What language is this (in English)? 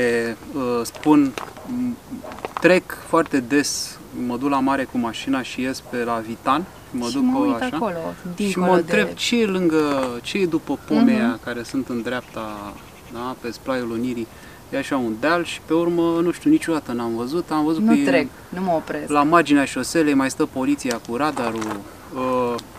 Romanian